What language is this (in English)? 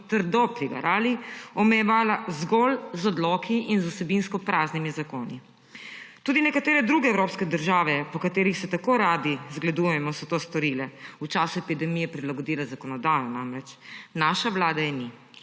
Slovenian